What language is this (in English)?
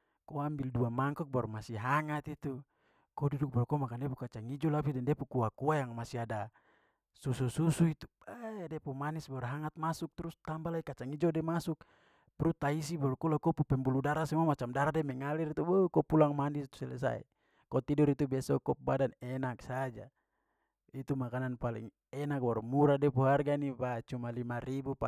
Papuan Malay